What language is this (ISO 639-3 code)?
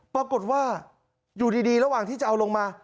tha